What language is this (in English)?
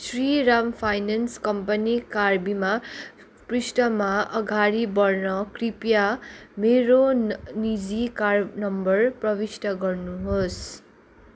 Nepali